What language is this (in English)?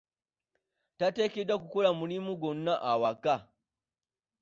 Ganda